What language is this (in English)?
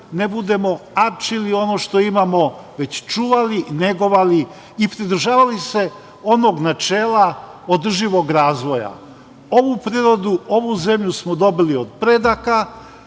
Serbian